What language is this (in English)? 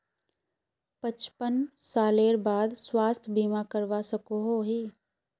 Magahi